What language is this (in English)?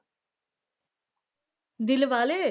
Punjabi